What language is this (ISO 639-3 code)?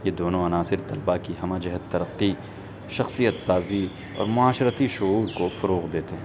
urd